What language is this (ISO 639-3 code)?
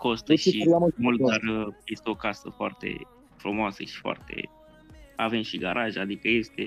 ron